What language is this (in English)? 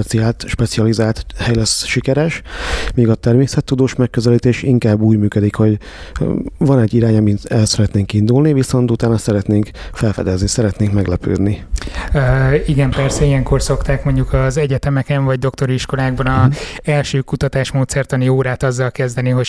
Hungarian